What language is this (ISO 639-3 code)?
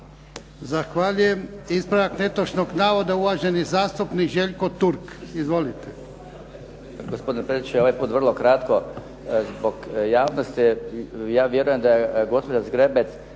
hrv